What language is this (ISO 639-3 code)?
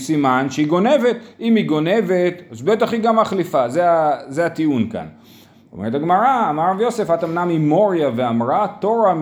heb